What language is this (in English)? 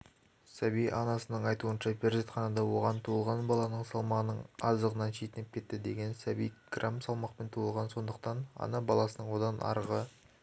Kazakh